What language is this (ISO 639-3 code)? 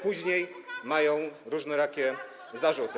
pol